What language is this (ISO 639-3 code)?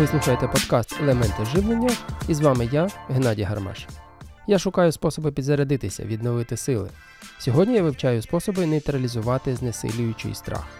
ukr